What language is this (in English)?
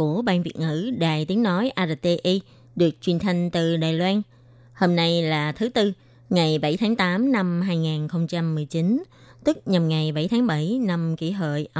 Vietnamese